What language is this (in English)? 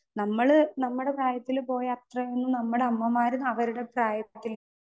Malayalam